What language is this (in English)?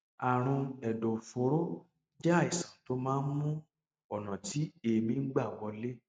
Yoruba